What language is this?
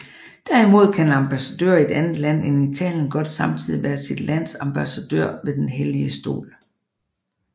Danish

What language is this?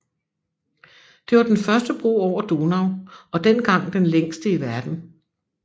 Danish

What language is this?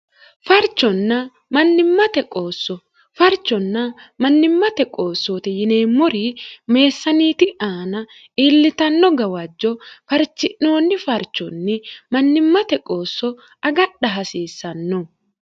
Sidamo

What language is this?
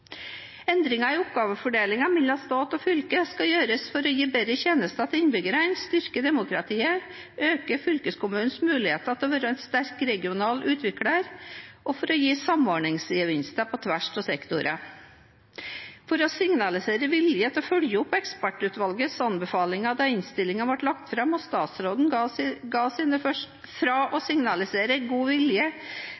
Norwegian Bokmål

